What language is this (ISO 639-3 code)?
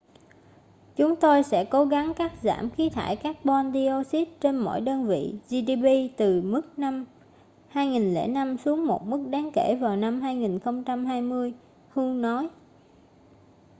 vie